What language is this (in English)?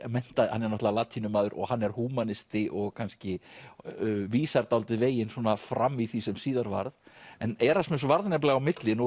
Icelandic